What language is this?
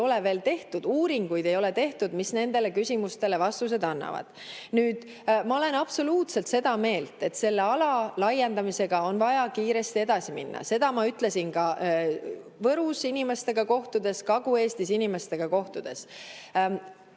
Estonian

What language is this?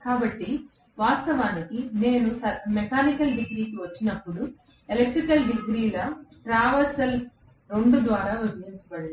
Telugu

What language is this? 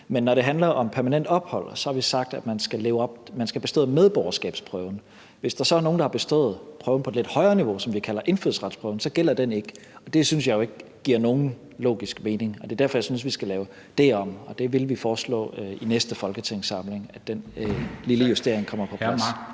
Danish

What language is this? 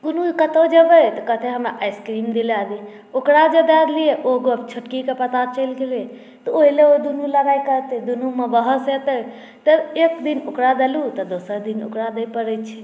Maithili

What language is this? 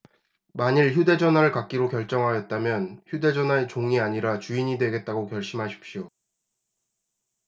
Korean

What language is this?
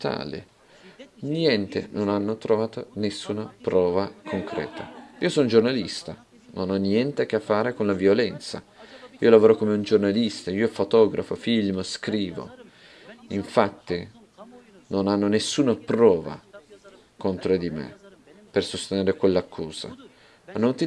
Italian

